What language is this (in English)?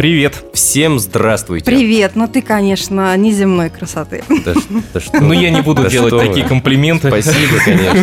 Russian